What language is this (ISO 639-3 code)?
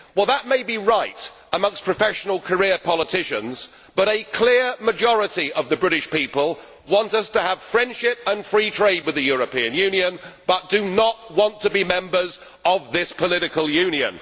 eng